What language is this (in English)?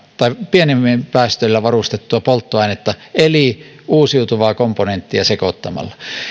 Finnish